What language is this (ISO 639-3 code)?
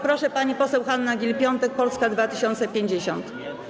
pol